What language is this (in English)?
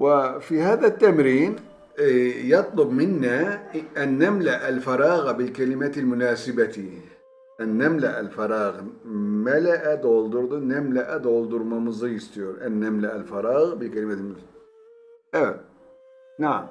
Turkish